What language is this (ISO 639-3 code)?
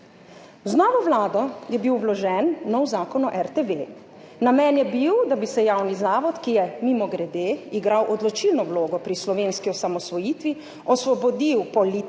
slv